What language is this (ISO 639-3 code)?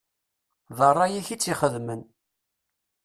kab